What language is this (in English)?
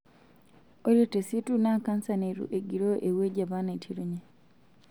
Masai